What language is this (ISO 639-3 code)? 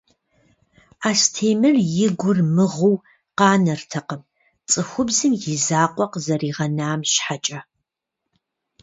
kbd